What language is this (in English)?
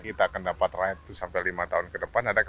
Indonesian